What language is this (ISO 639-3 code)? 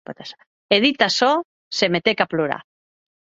oci